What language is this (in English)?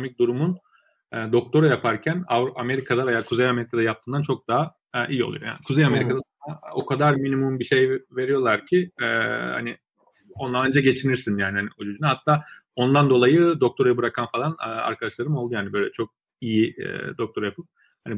Turkish